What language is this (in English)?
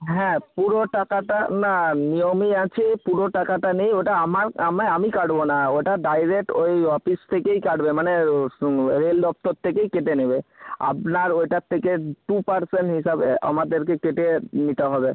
Bangla